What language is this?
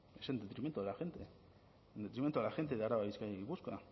Spanish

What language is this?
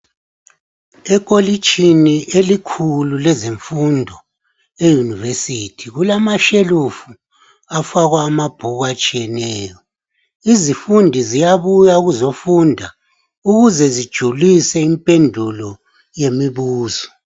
North Ndebele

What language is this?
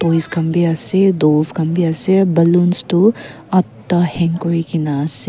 Naga Pidgin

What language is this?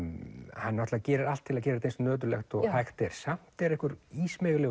Icelandic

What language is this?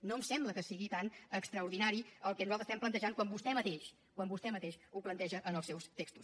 Catalan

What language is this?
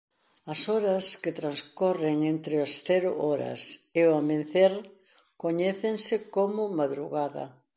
Galician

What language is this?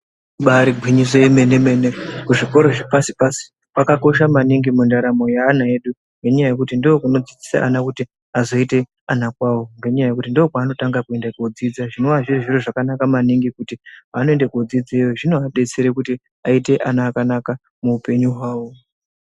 Ndau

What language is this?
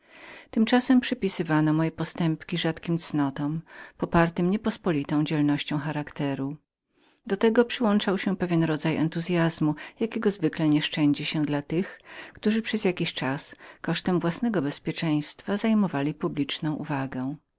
Polish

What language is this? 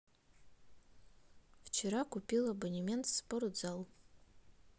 Russian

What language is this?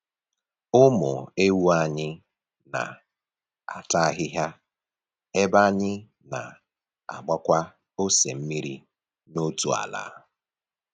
Igbo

